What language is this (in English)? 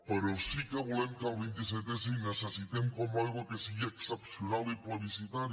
Catalan